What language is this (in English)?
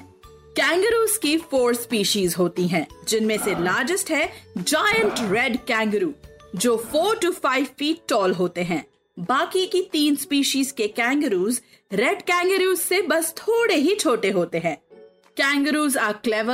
Hindi